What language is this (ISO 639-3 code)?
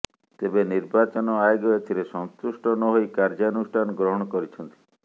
ori